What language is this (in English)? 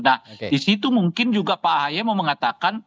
Indonesian